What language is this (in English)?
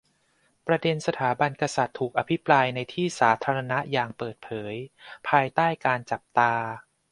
Thai